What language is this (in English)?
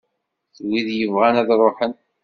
Kabyle